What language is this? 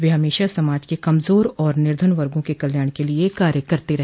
Hindi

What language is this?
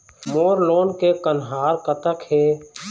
Chhattisgarhi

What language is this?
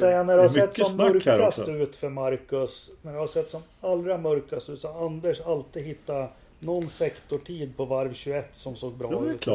Swedish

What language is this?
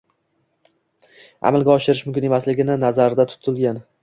Uzbek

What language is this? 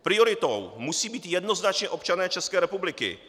Czech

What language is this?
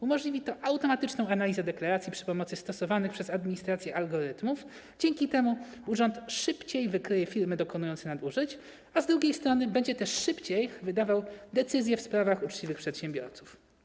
Polish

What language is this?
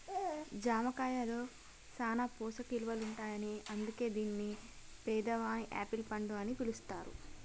Telugu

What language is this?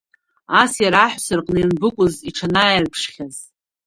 Abkhazian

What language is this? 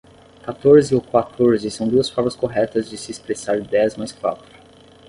Portuguese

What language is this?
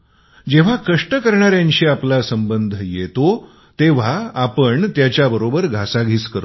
Marathi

